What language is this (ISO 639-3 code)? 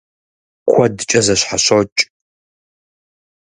kbd